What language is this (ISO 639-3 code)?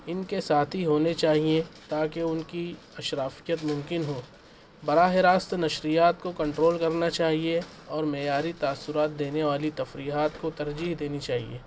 urd